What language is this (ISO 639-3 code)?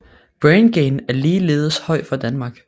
dan